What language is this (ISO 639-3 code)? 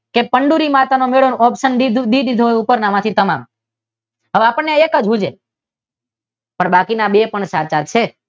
guj